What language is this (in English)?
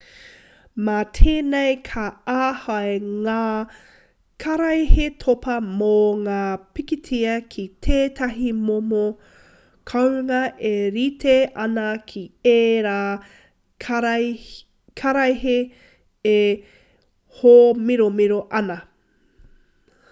Māori